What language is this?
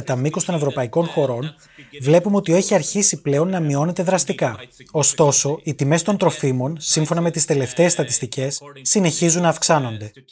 Greek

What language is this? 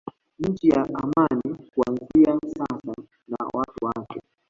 Swahili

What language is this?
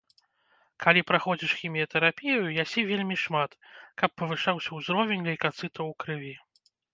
Belarusian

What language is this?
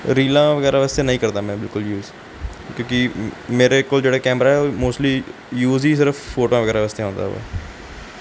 Punjabi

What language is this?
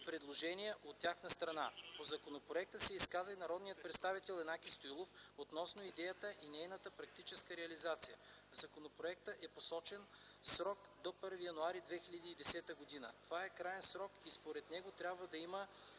Bulgarian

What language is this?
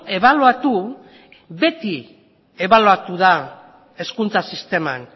Basque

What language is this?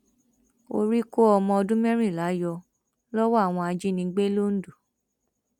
Yoruba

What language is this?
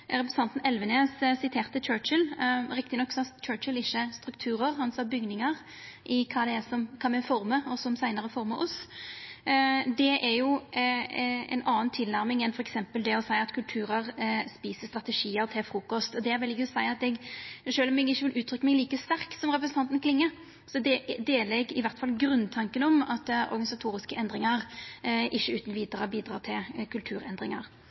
Norwegian Nynorsk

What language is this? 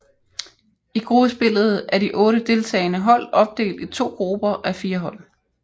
Danish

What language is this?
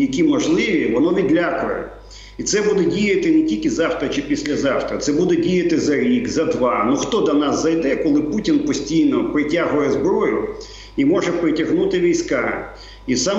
Ukrainian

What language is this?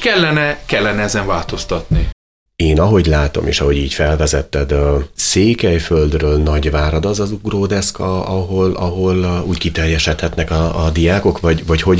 Hungarian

